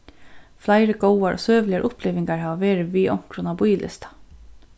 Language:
Faroese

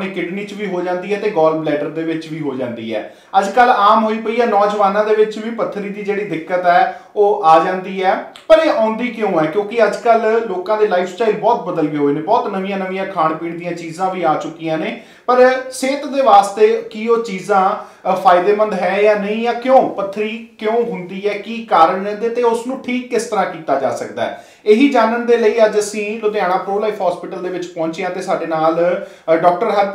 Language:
Hindi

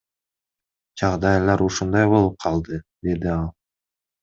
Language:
Kyrgyz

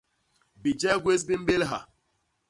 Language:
Basaa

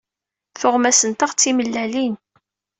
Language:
Kabyle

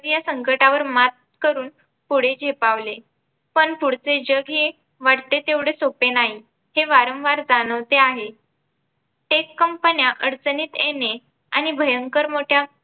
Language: Marathi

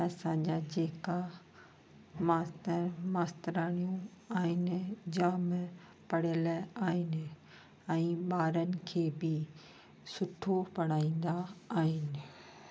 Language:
Sindhi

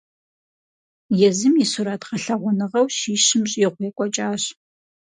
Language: Kabardian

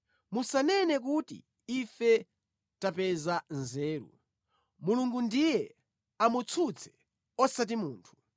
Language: Nyanja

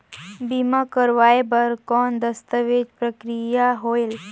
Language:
Chhattisgarhi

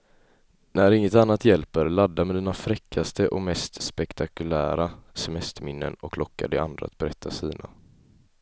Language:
Swedish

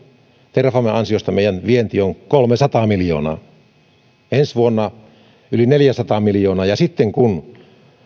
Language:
Finnish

